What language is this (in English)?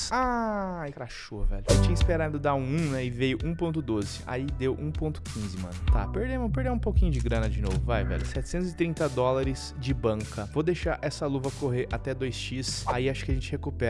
Portuguese